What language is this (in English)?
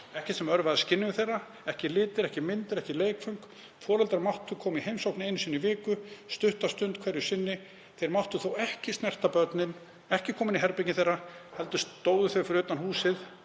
Icelandic